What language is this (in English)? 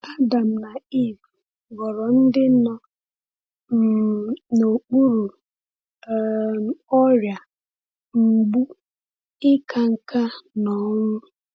Igbo